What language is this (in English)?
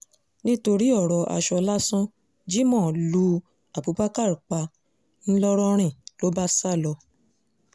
Yoruba